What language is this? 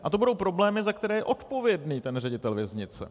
Czech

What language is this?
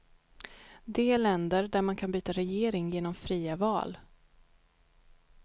Swedish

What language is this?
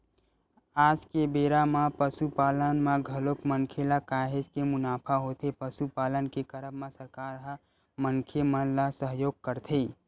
Chhattisgarhi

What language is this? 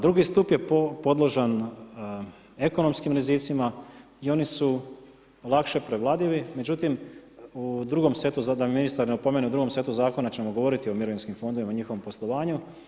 Croatian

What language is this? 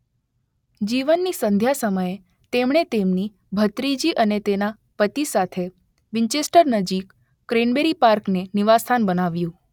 Gujarati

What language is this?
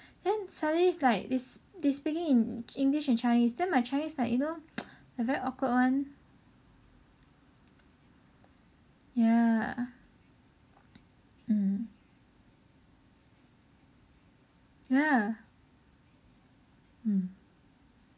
English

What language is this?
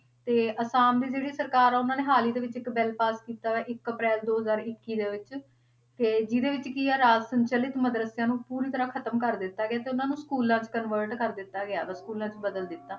Punjabi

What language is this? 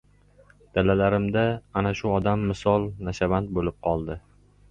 Uzbek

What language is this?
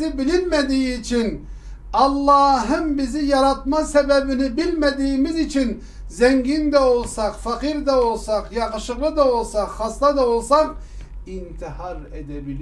Turkish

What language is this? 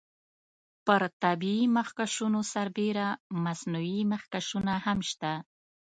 Pashto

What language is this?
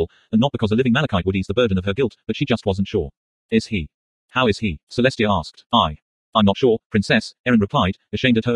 English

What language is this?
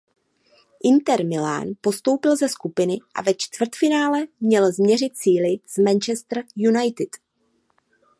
Czech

